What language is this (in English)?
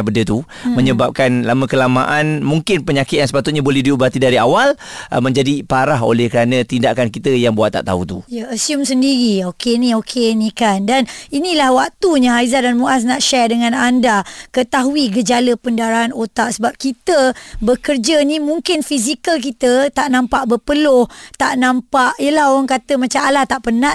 Malay